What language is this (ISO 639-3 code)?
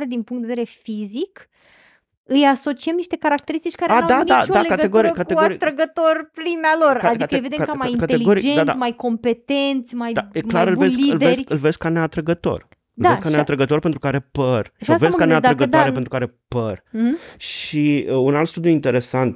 ron